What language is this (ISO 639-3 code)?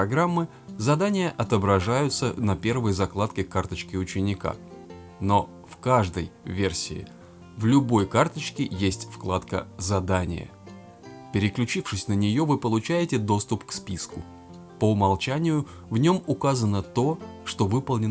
rus